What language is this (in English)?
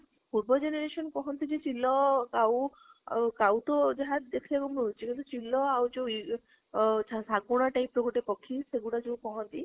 Odia